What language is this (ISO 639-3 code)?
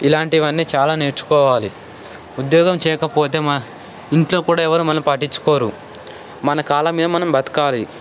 tel